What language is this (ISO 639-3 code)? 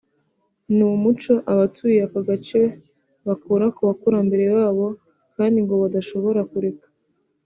kin